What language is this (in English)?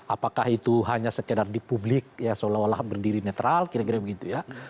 Indonesian